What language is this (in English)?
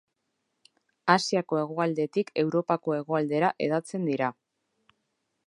Basque